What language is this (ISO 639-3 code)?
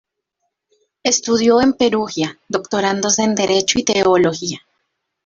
spa